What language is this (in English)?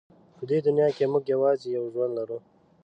Pashto